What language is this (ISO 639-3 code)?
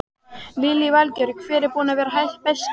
isl